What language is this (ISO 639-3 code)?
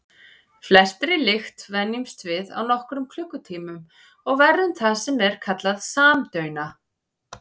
isl